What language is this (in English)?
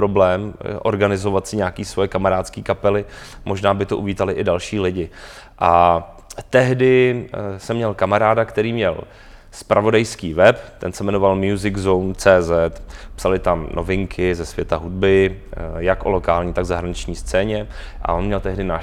Czech